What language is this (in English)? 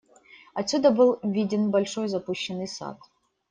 Russian